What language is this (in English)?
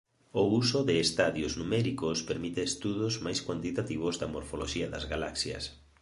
Galician